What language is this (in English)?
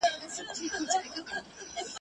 Pashto